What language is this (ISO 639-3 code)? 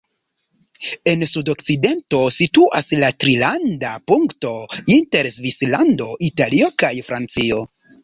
epo